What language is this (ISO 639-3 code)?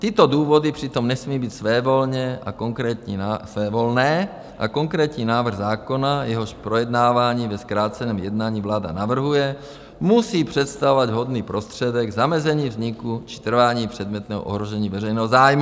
ces